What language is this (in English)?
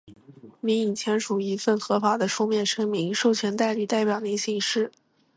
Chinese